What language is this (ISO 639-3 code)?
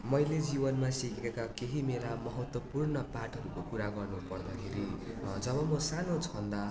nep